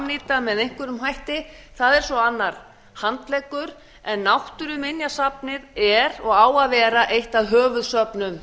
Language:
Icelandic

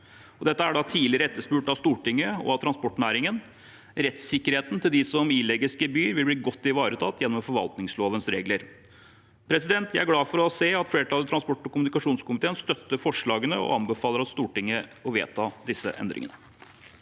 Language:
Norwegian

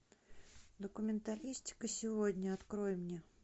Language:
Russian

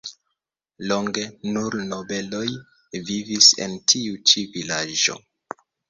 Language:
Esperanto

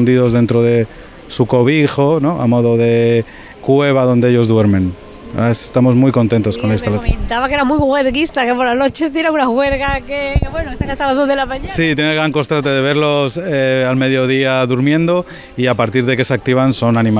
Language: Spanish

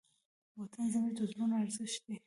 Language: Pashto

